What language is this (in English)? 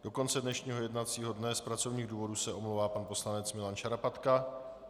Czech